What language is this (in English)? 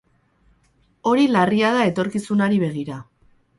Basque